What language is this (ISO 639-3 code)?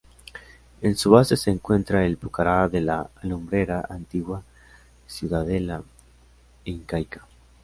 spa